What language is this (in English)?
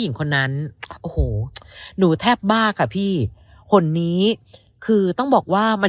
Thai